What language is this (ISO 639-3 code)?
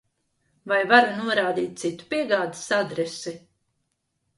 lav